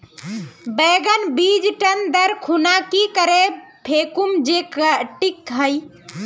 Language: Magahi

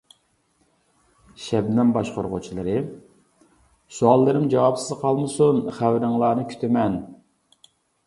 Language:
Uyghur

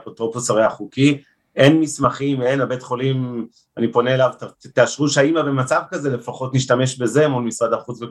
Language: Hebrew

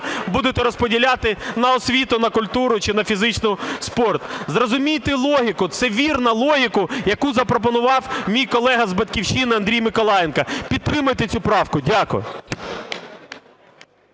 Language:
Ukrainian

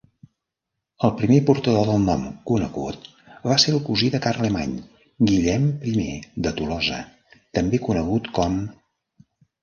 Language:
Catalan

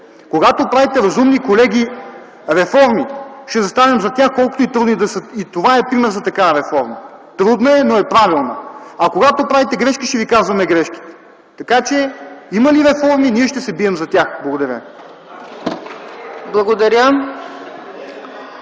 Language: Bulgarian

